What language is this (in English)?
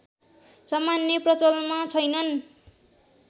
Nepali